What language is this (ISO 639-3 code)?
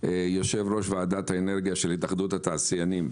heb